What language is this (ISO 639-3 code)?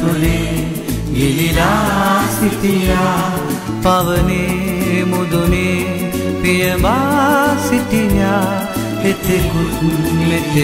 hin